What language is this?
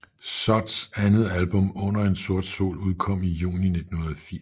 Danish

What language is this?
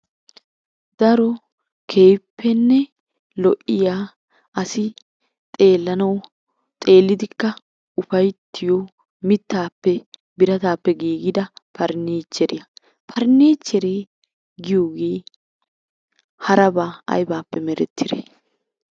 Wolaytta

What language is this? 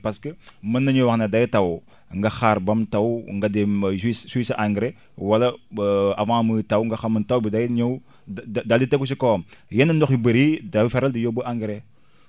Wolof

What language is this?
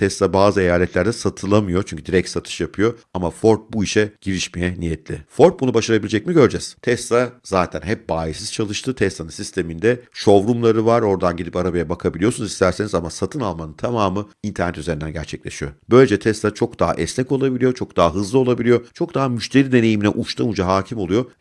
Turkish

